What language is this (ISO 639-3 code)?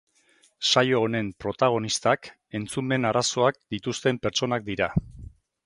eus